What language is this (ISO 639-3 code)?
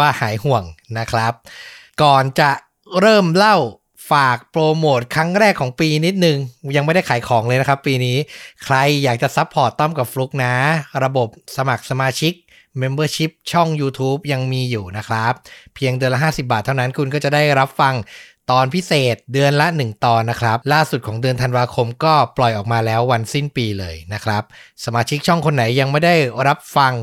tha